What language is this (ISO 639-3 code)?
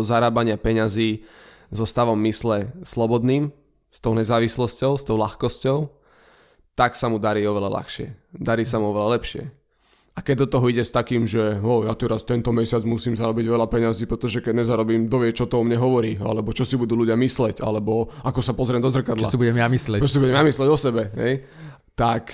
slk